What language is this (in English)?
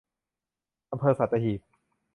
Thai